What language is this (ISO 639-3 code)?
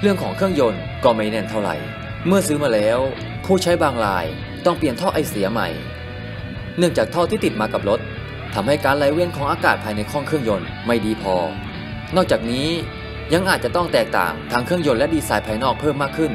tha